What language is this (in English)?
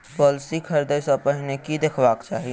Maithili